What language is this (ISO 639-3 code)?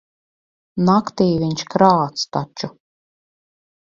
lav